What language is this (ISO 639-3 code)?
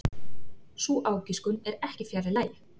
isl